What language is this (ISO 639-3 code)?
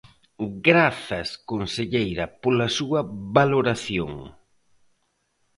glg